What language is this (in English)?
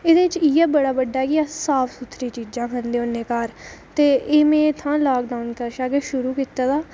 Dogri